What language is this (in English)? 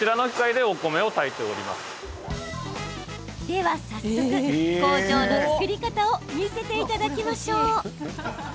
Japanese